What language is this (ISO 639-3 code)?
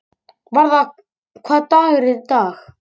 isl